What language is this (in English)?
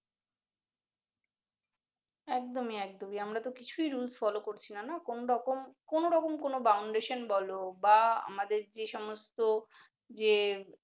Bangla